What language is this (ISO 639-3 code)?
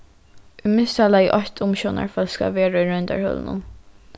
fao